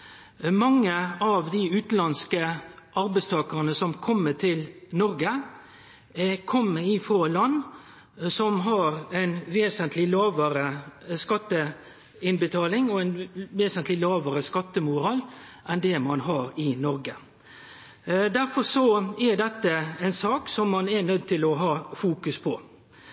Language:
Norwegian Nynorsk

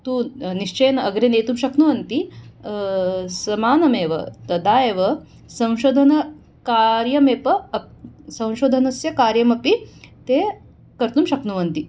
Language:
Sanskrit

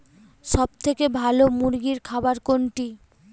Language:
Bangla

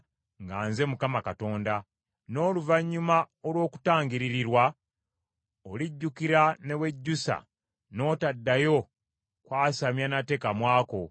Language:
Ganda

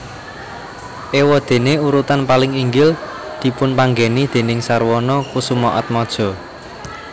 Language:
Javanese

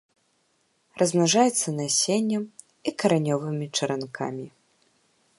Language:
Belarusian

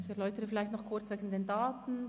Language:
Swiss German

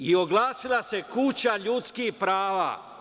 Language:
Serbian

